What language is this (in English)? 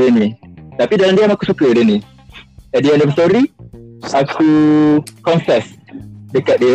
Malay